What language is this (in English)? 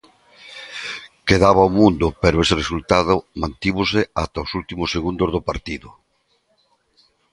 Galician